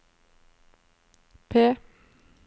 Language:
Norwegian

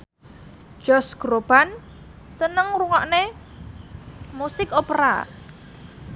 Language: Javanese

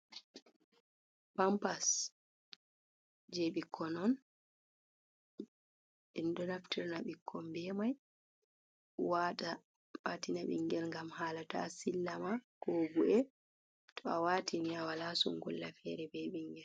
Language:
Fula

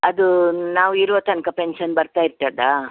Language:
Kannada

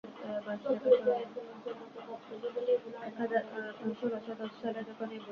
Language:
Bangla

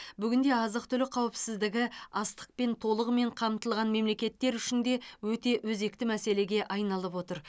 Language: Kazakh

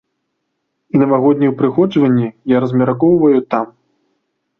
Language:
Belarusian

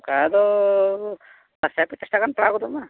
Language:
Santali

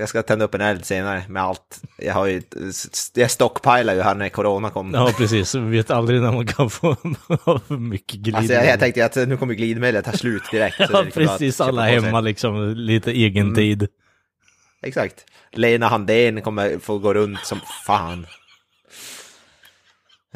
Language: Swedish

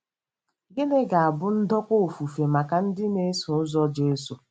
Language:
Igbo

